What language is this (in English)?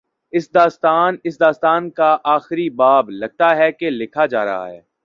Urdu